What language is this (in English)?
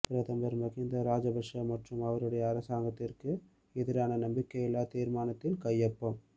Tamil